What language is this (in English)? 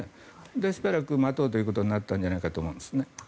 Japanese